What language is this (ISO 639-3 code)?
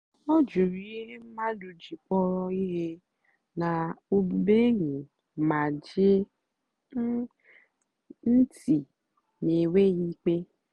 ibo